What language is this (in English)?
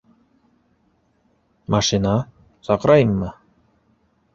Bashkir